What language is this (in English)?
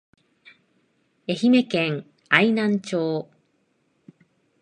Japanese